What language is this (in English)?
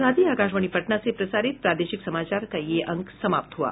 Hindi